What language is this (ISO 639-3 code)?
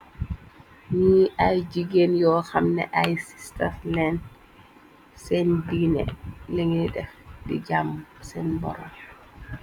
wol